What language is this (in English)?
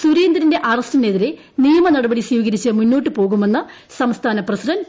Malayalam